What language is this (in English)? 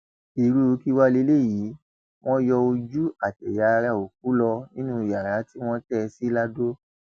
Yoruba